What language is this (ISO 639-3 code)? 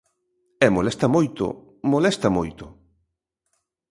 glg